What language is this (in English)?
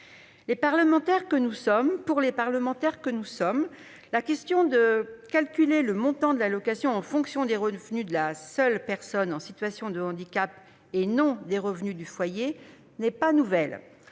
French